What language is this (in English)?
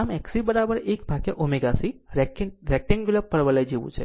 Gujarati